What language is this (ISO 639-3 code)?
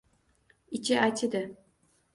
uzb